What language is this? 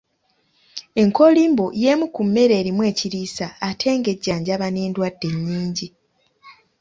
Ganda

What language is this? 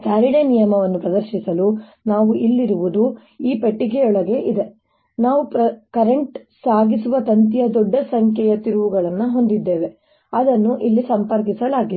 Kannada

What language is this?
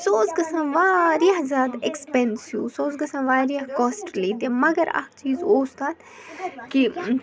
Kashmiri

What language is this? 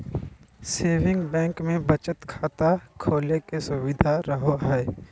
Magahi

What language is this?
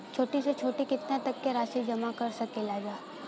Bhojpuri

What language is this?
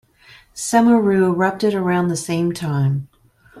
English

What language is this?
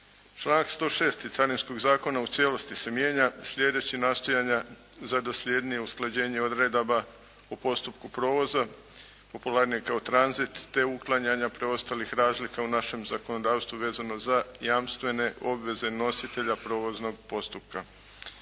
Croatian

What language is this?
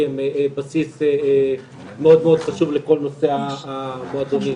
Hebrew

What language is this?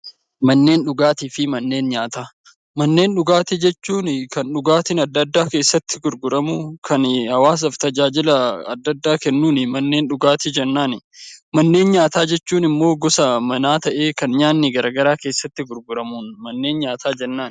Oromo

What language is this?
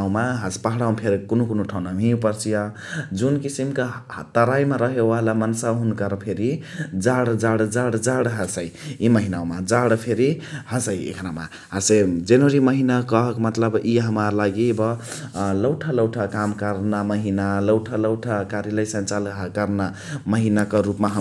Chitwania Tharu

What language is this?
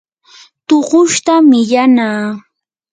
Yanahuanca Pasco Quechua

